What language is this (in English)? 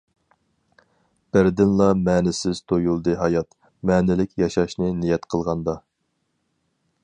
Uyghur